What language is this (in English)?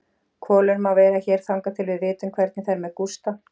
Icelandic